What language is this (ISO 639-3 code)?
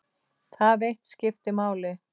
isl